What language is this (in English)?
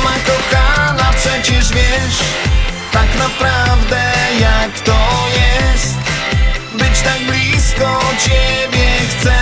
Polish